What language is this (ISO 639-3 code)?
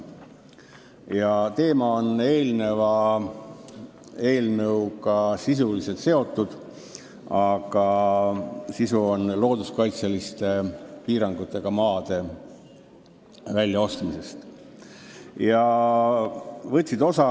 est